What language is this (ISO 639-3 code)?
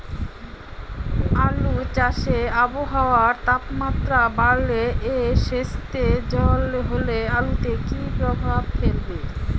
ben